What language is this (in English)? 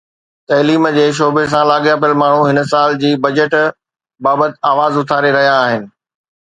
Sindhi